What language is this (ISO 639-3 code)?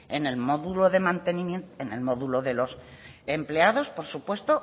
spa